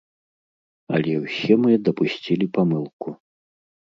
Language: Belarusian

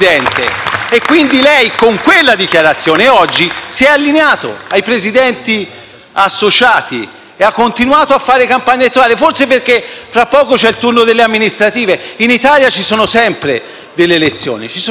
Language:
Italian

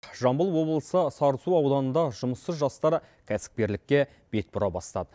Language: Kazakh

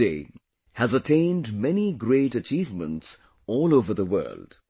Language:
English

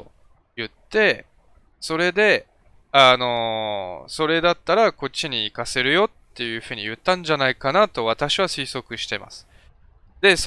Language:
Japanese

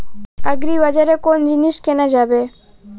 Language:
Bangla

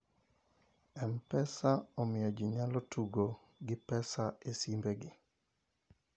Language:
Luo (Kenya and Tanzania)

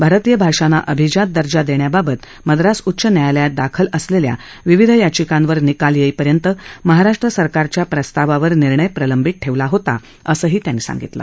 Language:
Marathi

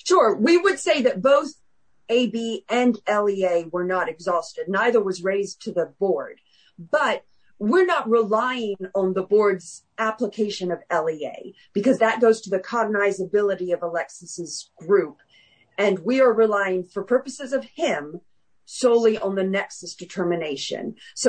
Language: English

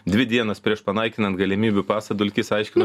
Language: Lithuanian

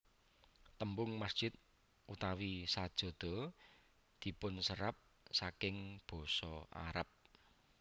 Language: Javanese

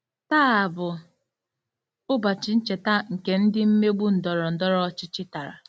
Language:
Igbo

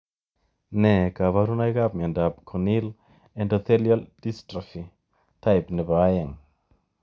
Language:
Kalenjin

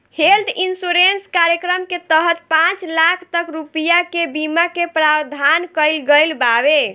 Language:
Bhojpuri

